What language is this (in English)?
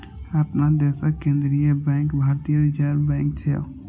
Maithili